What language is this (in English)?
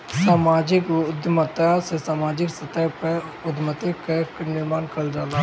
Bhojpuri